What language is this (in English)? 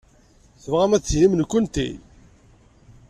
Kabyle